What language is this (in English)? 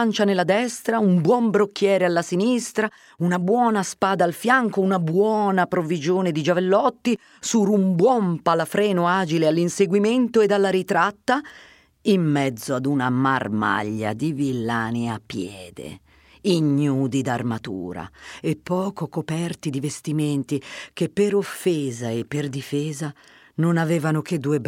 Italian